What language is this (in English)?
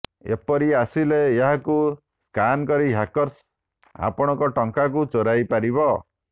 Odia